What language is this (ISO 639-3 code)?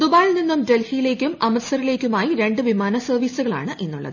mal